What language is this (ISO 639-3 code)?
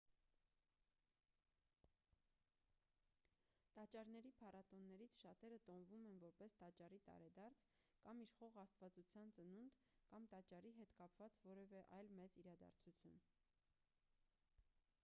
hye